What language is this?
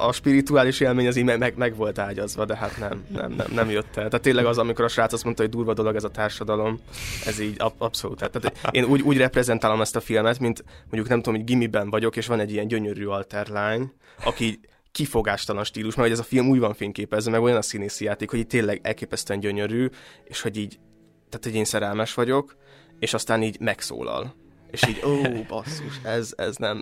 Hungarian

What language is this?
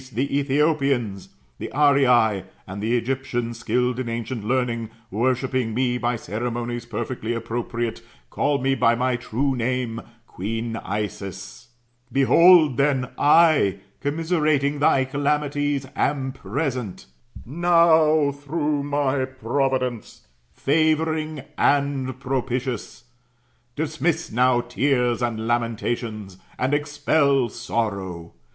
English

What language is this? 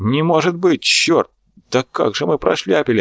Russian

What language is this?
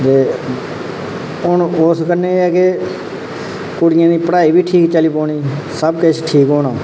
Dogri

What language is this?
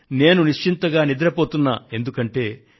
Telugu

